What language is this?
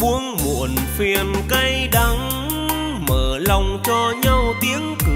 Vietnamese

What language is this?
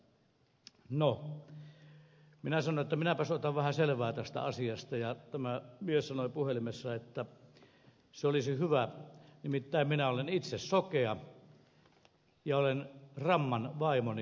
Finnish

